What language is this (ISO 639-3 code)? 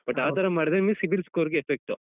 kan